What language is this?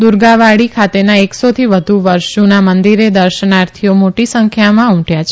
Gujarati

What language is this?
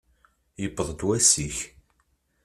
Kabyle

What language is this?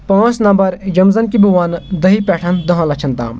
Kashmiri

